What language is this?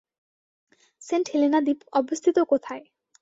Bangla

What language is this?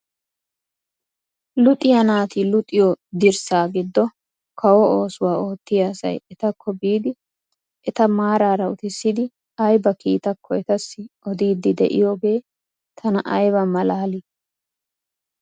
Wolaytta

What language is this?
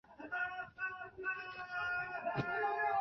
Chinese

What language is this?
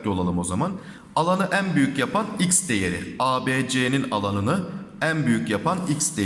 Turkish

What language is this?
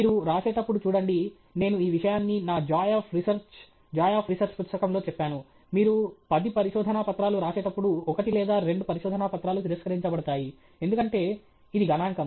Telugu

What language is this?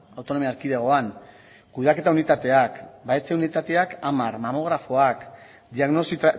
Basque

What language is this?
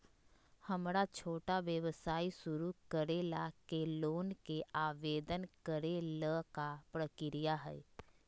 Magahi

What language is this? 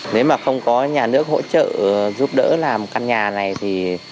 Vietnamese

